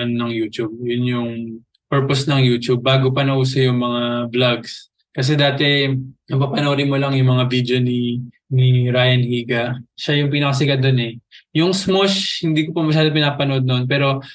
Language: Filipino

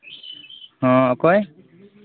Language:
Santali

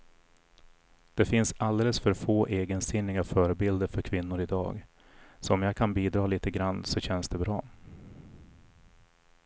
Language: Swedish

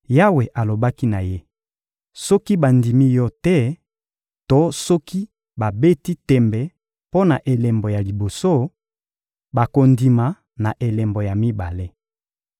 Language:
Lingala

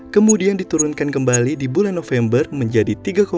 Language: Indonesian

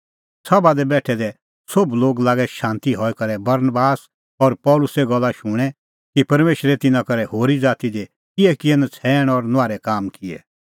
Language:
Kullu Pahari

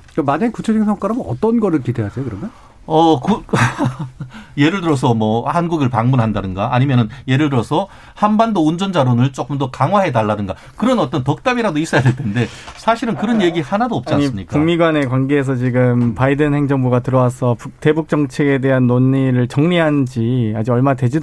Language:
Korean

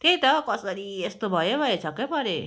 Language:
Nepali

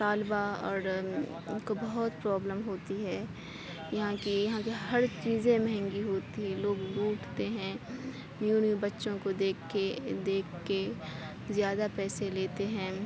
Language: Urdu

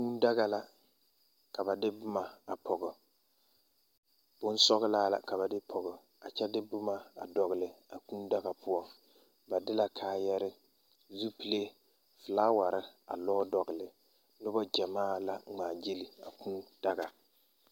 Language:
Southern Dagaare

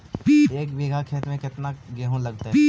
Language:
Magahi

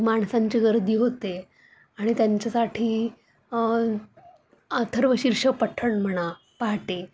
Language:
Marathi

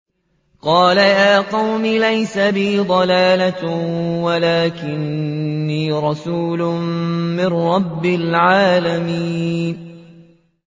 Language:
Arabic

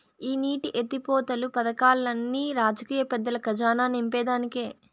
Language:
Telugu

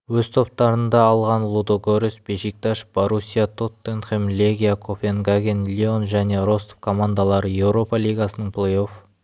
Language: Kazakh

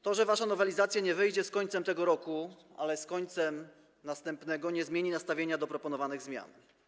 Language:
Polish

